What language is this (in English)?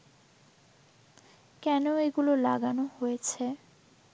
Bangla